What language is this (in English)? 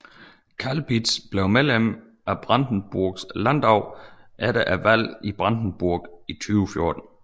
Danish